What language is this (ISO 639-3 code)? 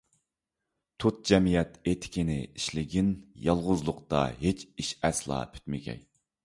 uig